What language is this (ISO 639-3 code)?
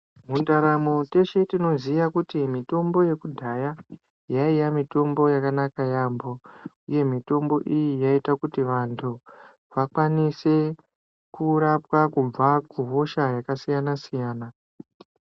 ndc